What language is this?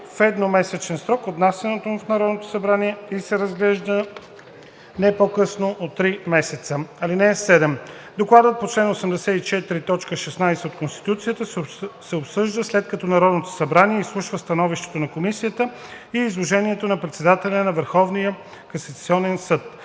Bulgarian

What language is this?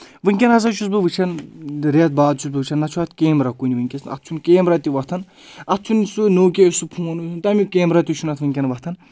Kashmiri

